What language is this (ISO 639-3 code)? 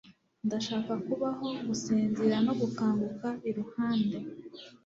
kin